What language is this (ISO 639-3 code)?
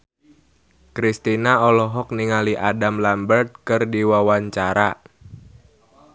sun